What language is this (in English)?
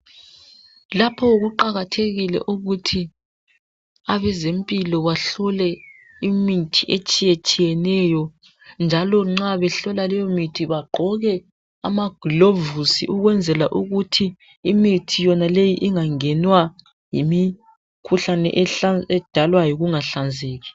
North Ndebele